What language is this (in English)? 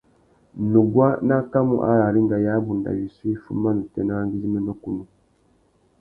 Tuki